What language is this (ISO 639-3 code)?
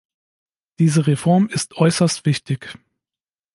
deu